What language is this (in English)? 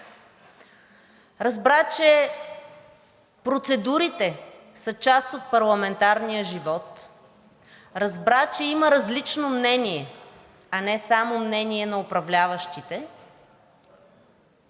Bulgarian